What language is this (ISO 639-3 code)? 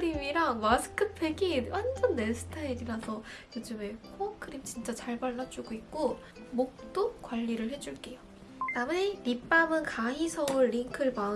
kor